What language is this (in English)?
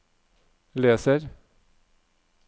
Norwegian